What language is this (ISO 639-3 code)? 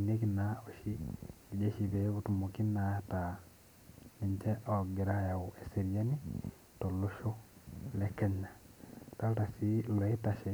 mas